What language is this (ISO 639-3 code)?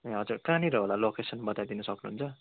nep